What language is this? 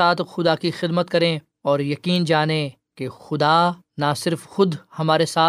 Urdu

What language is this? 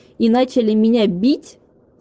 Russian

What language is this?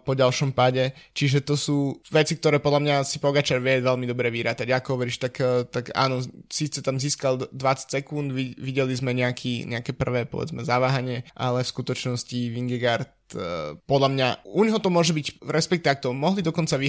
Slovak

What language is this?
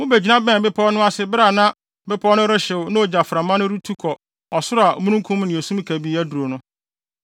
Akan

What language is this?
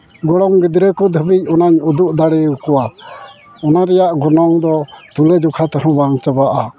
Santali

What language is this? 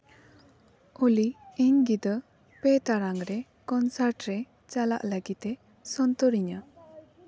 Santali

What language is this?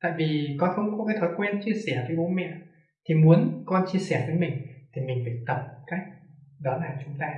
Vietnamese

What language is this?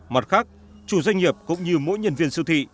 Vietnamese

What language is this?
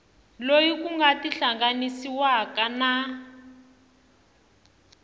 Tsonga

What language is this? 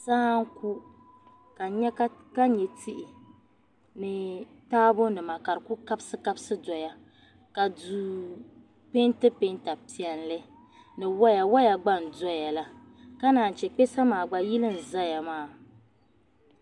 Dagbani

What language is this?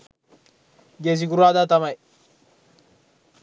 Sinhala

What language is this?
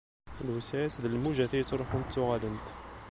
Kabyle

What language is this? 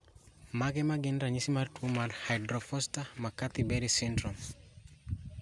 Luo (Kenya and Tanzania)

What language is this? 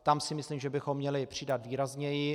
Czech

